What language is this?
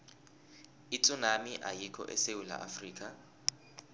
South Ndebele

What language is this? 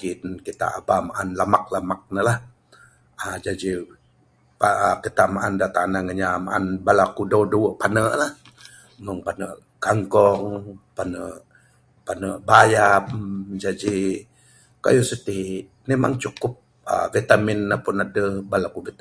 Bukar-Sadung Bidayuh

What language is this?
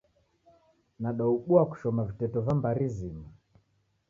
Taita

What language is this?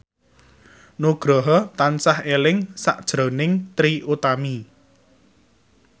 Javanese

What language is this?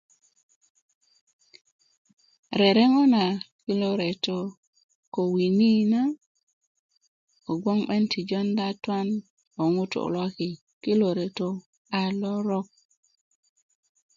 Kuku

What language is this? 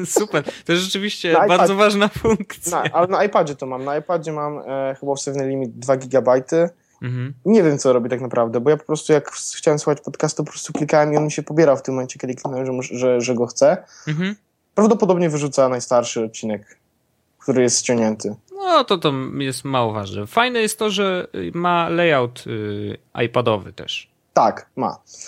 Polish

